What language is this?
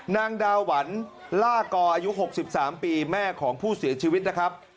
Thai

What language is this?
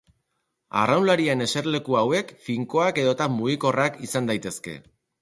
Basque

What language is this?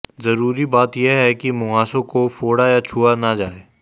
Hindi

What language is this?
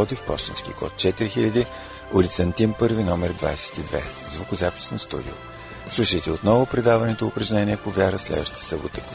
Bulgarian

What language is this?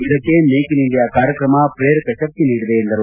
Kannada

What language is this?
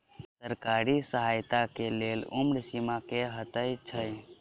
Maithili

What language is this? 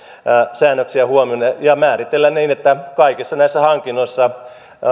Finnish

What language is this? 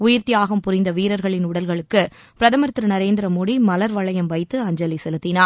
Tamil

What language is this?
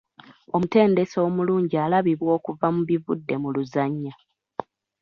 Ganda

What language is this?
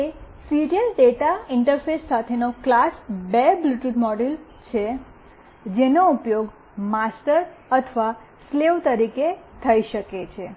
Gujarati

